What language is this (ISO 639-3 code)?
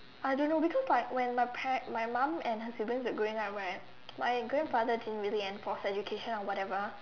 eng